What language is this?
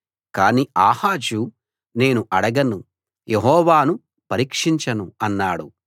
Telugu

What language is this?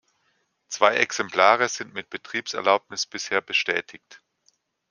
German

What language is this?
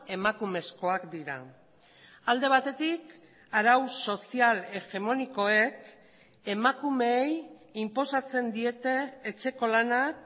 Basque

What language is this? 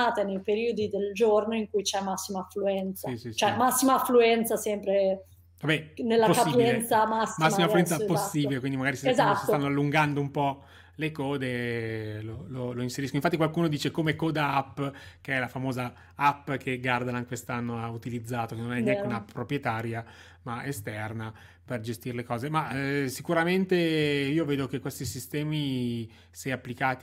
Italian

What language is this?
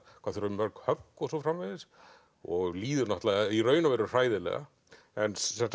Icelandic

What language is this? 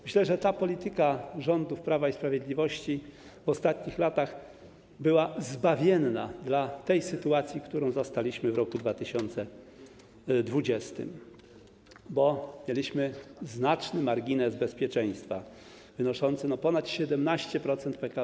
Polish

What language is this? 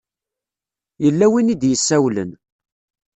Kabyle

